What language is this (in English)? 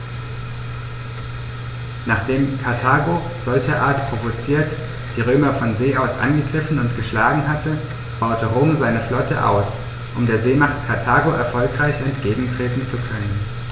German